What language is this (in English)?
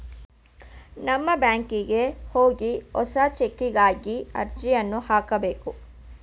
Kannada